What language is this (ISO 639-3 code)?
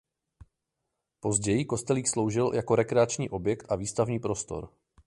ces